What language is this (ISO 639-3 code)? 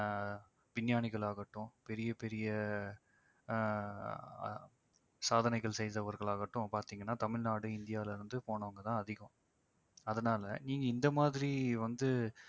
tam